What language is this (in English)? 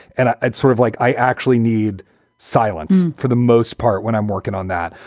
English